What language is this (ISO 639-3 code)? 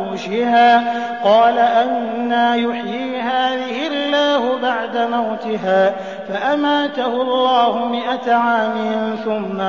ara